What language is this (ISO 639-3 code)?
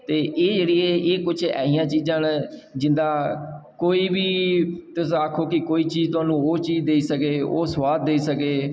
doi